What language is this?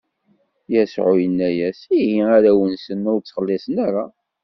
Kabyle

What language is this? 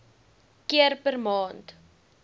Afrikaans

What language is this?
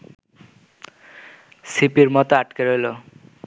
Bangla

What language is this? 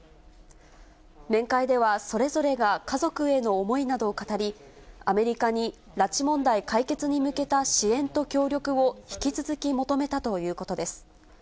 Japanese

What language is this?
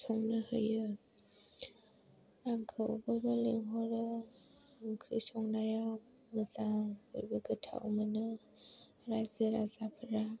Bodo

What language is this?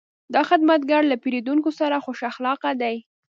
Pashto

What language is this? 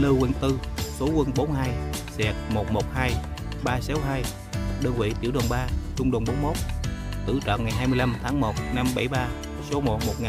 Vietnamese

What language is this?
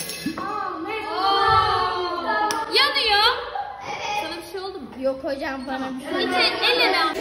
Turkish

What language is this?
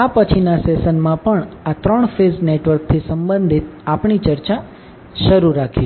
Gujarati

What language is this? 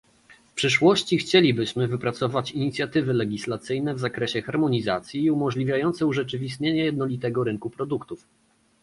Polish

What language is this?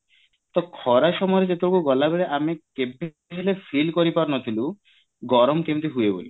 Odia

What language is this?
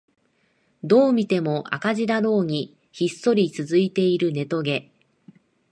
Japanese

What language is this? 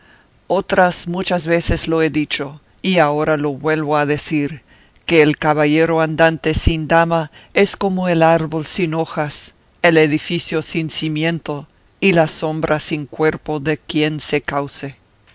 Spanish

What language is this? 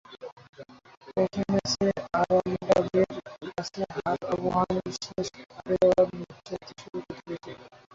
Bangla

